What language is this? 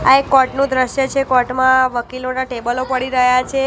Gujarati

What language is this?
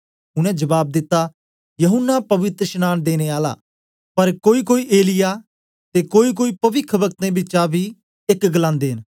Dogri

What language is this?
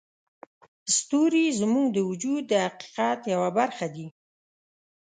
Pashto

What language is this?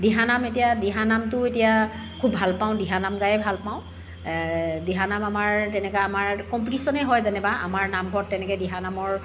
Assamese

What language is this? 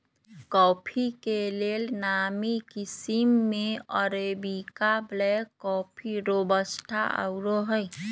Magahi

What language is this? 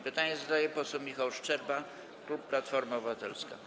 Polish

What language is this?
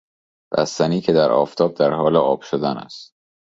Persian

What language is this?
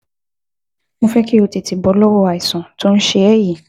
Yoruba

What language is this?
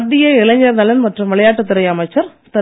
Tamil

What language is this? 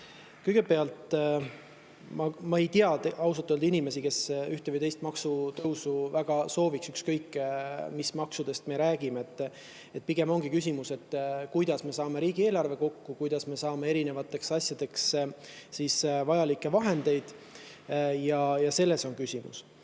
Estonian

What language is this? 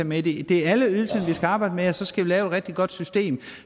Danish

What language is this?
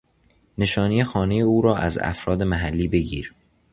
Persian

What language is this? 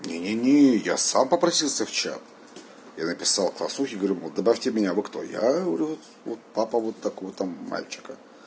Russian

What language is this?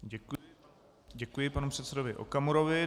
Czech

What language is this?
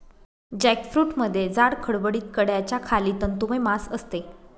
Marathi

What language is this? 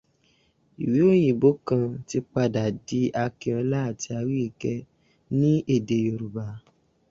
Yoruba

